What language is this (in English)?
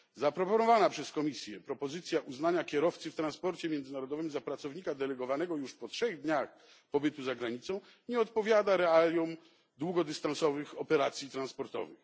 Polish